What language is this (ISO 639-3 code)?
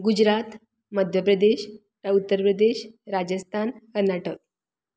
kok